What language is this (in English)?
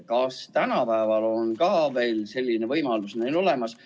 Estonian